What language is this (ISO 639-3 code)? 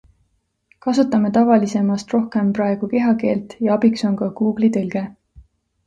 est